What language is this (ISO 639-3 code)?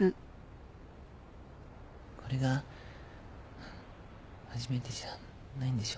jpn